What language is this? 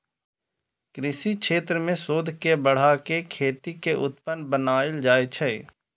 Maithili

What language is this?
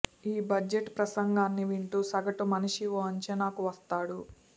Telugu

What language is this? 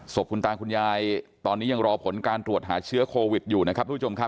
Thai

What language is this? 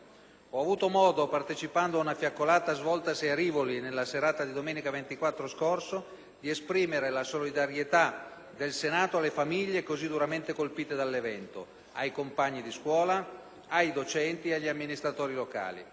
Italian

